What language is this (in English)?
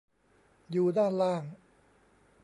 Thai